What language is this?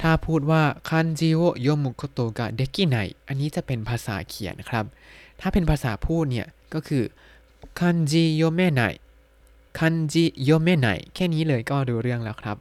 Thai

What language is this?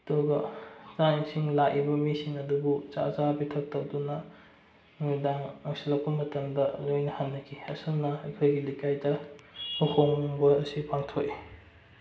Manipuri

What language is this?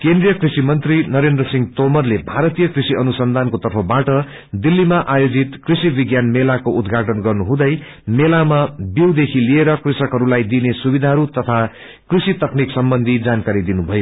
Nepali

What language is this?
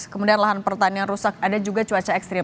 Indonesian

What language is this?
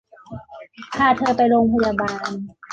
Thai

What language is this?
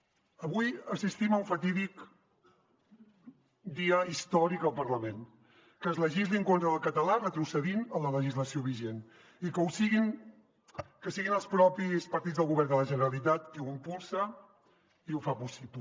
Catalan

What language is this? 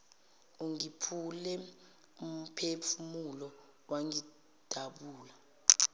Zulu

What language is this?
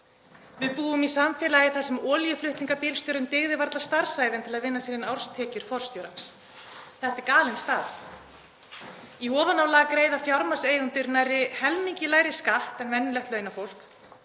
Icelandic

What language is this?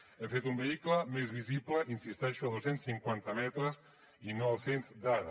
Catalan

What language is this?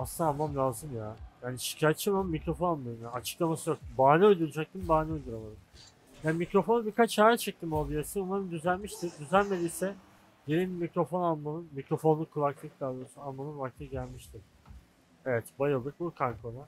Turkish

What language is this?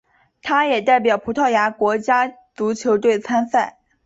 Chinese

